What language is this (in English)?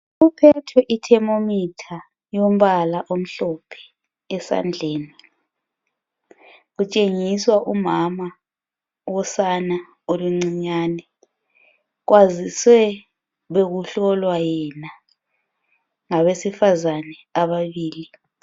North Ndebele